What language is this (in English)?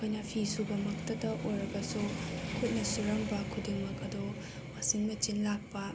Manipuri